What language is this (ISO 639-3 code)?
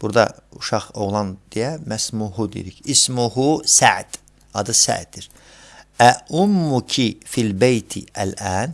tur